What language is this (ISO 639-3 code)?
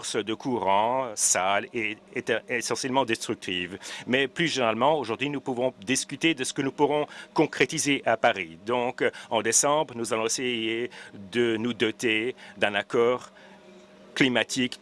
fra